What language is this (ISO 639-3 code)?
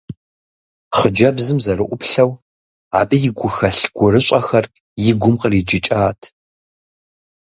kbd